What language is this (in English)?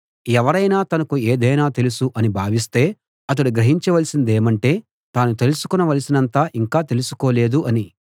Telugu